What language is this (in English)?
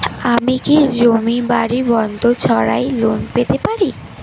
Bangla